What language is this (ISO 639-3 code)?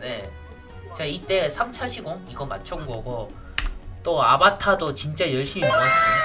kor